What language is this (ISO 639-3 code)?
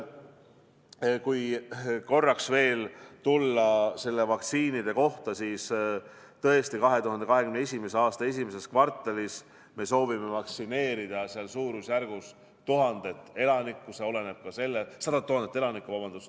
est